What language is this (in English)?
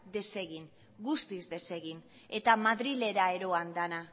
Basque